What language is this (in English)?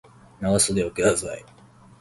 Japanese